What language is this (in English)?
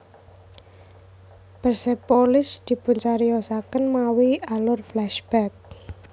Javanese